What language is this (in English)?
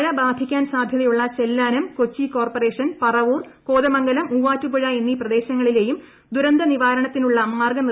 Malayalam